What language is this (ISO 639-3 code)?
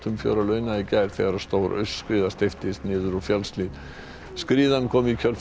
isl